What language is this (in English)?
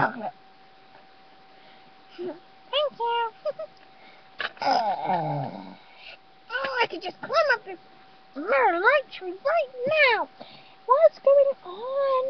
English